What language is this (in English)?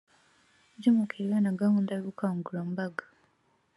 Kinyarwanda